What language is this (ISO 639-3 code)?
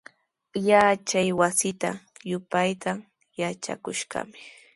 qws